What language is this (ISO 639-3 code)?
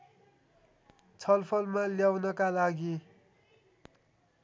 nep